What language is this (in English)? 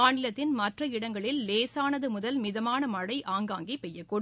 Tamil